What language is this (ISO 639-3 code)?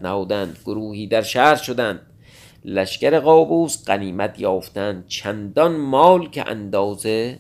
fas